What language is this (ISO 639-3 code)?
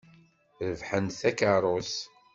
kab